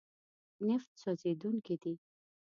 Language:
Pashto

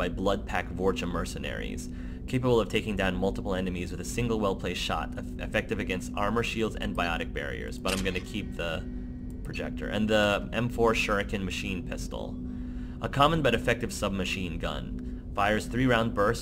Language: English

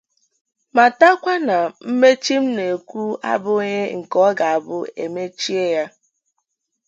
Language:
Igbo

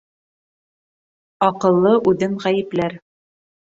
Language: Bashkir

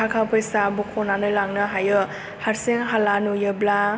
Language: Bodo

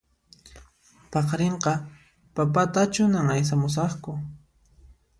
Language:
Puno Quechua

